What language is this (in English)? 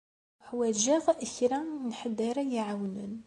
Kabyle